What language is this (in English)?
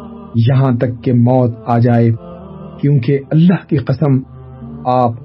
Urdu